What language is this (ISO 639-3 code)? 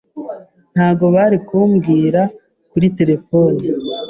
kin